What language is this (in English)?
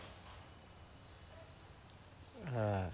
Bangla